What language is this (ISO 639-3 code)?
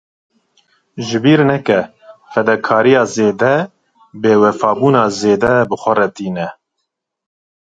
kur